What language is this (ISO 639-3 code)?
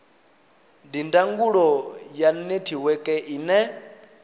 ven